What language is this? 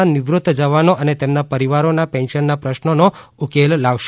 Gujarati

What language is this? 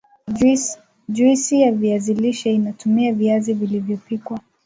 Swahili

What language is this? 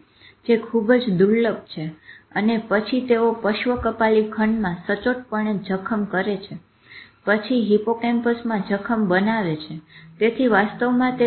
Gujarati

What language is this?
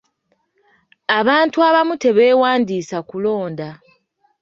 Ganda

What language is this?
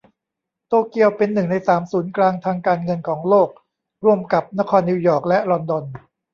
Thai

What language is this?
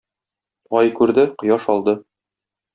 Tatar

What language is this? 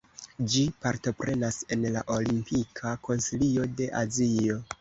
Esperanto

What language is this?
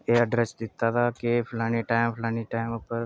Dogri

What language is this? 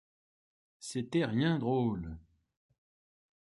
French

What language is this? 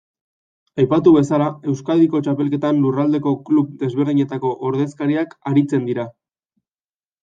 Basque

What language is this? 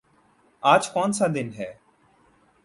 Urdu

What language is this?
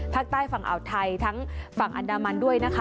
Thai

